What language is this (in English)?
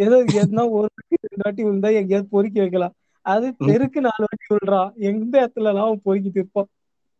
Tamil